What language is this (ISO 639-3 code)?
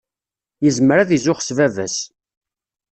kab